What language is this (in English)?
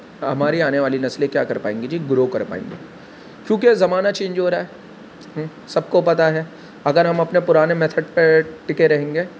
Urdu